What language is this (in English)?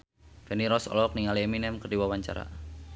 Sundanese